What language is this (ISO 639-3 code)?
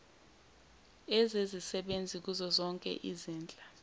zul